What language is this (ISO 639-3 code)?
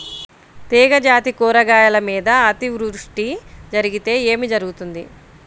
tel